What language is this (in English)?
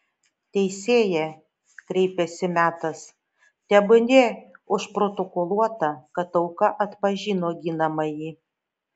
Lithuanian